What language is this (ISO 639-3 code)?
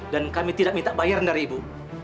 ind